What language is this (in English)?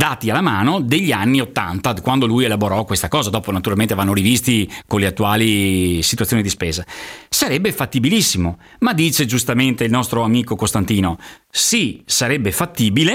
Italian